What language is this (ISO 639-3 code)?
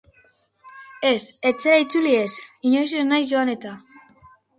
eus